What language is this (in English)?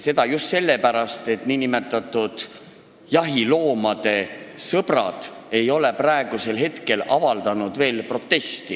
Estonian